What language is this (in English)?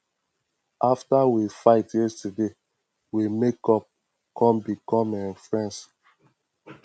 Nigerian Pidgin